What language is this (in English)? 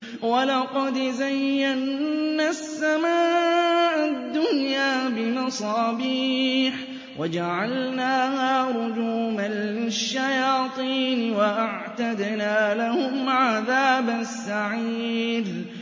Arabic